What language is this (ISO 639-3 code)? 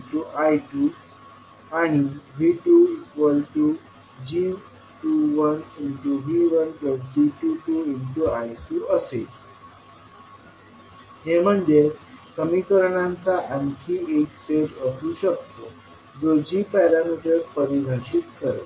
mar